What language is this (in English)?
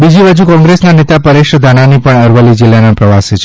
Gujarati